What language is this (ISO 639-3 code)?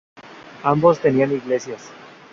spa